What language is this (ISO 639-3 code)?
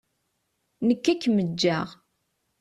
kab